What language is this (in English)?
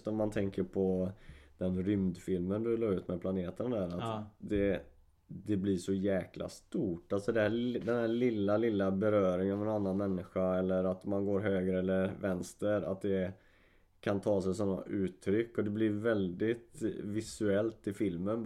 Swedish